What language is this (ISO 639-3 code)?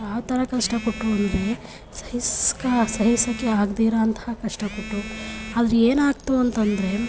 kan